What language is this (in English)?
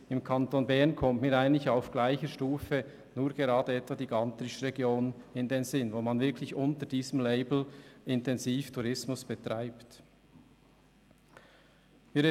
Swiss German